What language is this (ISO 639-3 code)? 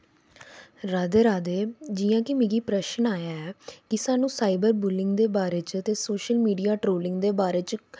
doi